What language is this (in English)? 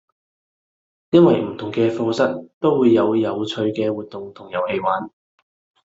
Cantonese